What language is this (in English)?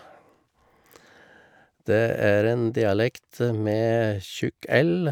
Norwegian